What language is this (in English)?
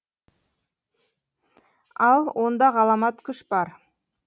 Kazakh